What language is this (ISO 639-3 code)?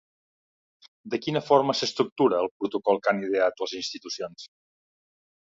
cat